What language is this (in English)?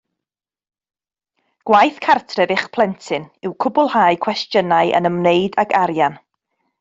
Welsh